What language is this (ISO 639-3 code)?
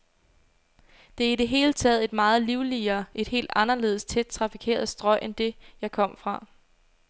dan